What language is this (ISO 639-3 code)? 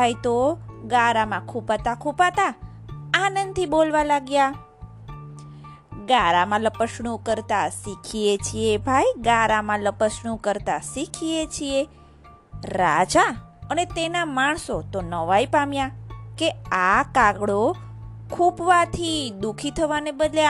guj